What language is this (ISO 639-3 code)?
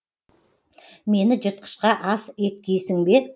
kaz